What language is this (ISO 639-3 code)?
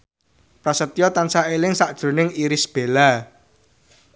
jav